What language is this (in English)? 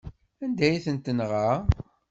Kabyle